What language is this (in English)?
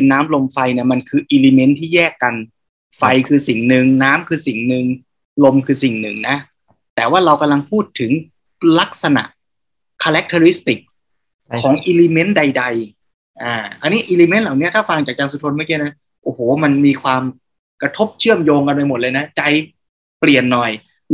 Thai